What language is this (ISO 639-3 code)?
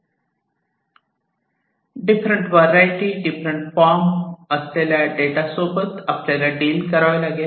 mar